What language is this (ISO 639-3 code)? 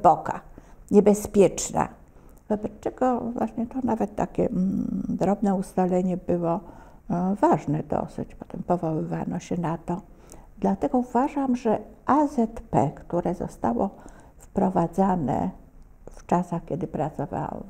pol